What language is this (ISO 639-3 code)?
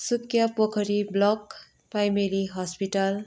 nep